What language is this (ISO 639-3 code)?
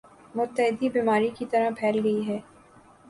urd